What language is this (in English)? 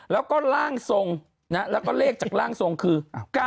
Thai